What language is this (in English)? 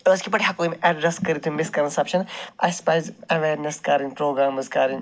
Kashmiri